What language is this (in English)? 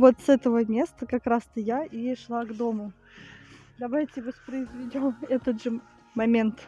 Russian